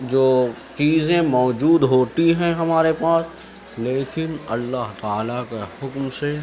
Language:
Urdu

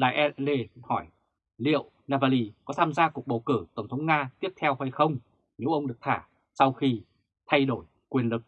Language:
Vietnamese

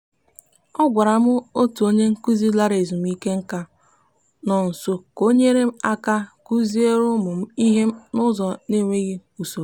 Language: Igbo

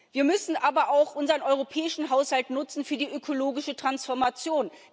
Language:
German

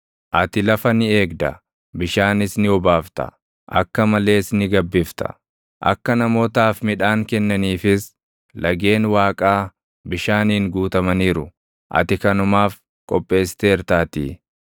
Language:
Oromo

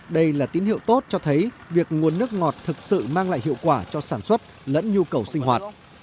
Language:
Vietnamese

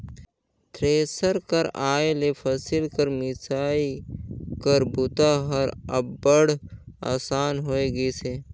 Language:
Chhattisgarhi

